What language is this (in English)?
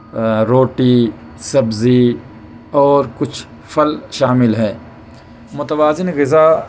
Urdu